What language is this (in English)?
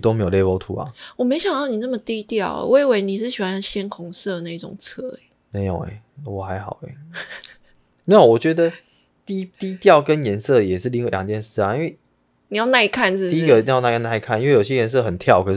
Chinese